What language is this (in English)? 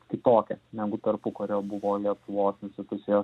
Lithuanian